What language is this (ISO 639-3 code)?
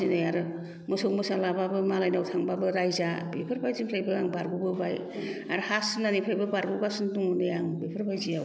brx